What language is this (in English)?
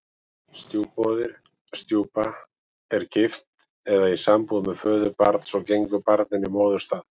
Icelandic